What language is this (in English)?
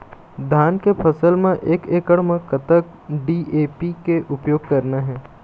Chhattisgarhi